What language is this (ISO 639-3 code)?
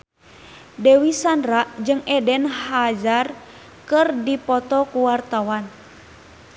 sun